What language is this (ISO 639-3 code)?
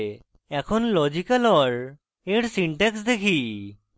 ben